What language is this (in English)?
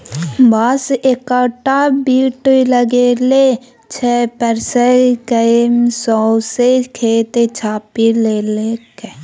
Maithili